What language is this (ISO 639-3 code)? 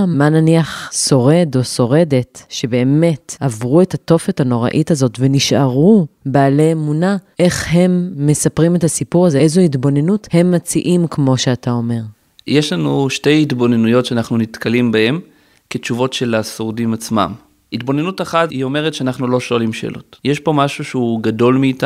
heb